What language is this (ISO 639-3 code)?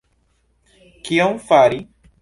epo